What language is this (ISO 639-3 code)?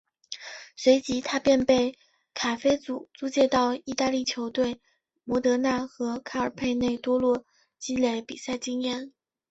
zho